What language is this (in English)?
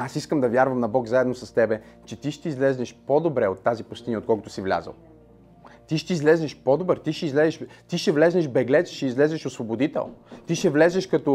Bulgarian